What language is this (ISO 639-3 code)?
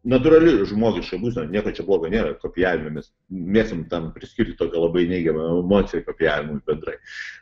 lit